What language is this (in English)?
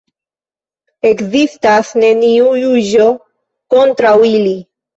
Esperanto